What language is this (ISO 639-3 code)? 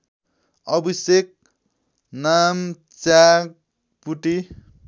nep